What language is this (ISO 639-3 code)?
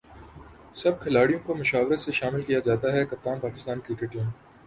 urd